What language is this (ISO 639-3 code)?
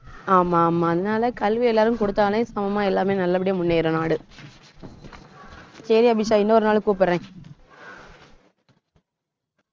tam